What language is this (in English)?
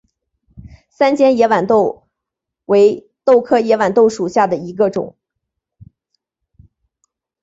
Chinese